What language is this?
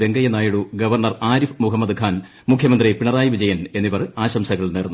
Malayalam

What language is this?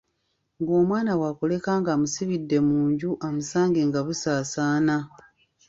Ganda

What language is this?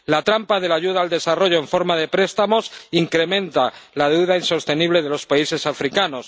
Spanish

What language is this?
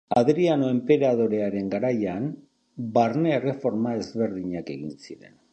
Basque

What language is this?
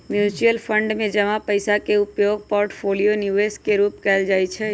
Magahi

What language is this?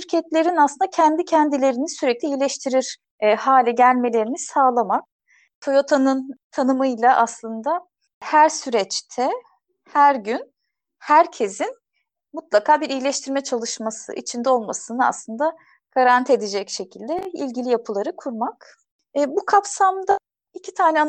Turkish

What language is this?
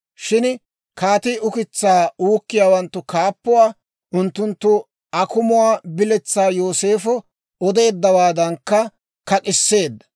Dawro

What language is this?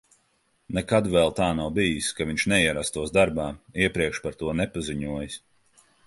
Latvian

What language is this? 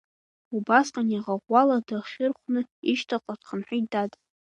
Abkhazian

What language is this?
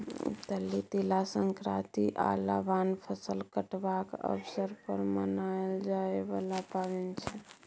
Maithili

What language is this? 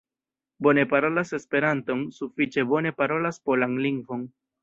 Esperanto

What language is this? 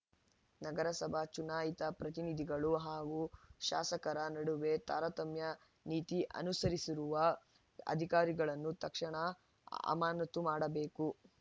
Kannada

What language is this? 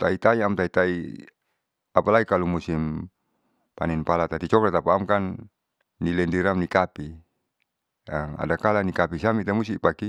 Saleman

